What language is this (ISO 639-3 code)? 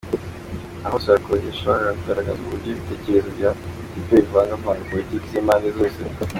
kin